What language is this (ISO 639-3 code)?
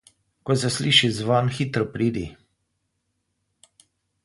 slv